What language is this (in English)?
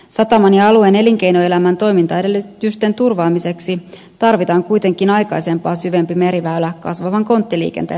Finnish